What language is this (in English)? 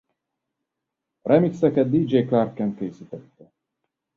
Hungarian